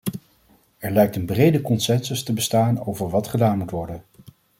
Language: Dutch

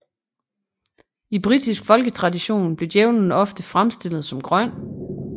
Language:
Danish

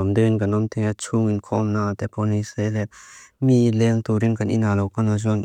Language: Mizo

